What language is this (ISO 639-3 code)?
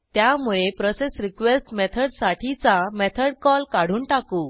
mar